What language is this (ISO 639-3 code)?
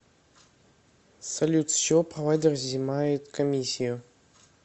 rus